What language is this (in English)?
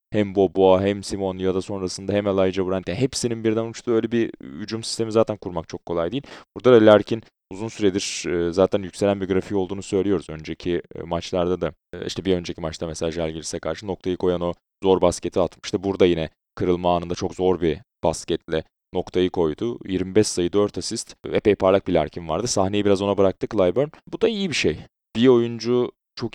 Turkish